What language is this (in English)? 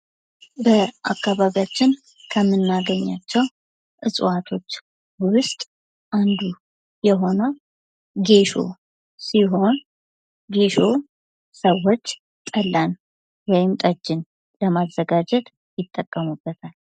Amharic